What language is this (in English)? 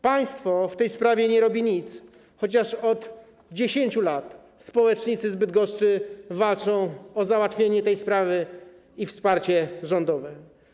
Polish